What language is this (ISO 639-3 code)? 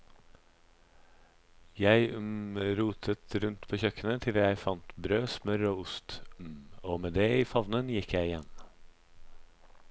nor